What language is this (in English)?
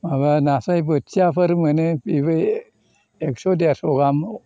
Bodo